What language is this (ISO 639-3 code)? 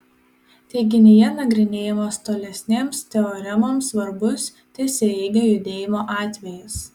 lit